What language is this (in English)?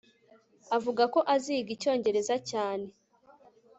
Kinyarwanda